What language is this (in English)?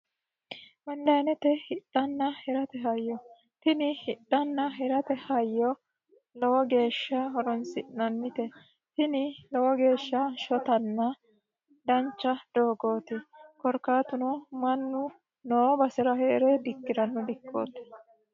Sidamo